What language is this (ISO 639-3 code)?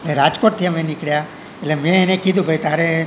guj